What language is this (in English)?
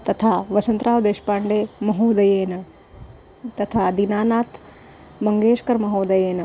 Sanskrit